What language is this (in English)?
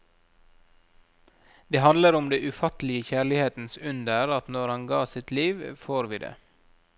Norwegian